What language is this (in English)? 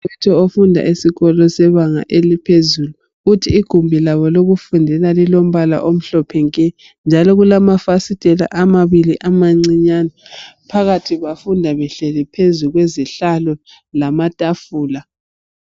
North Ndebele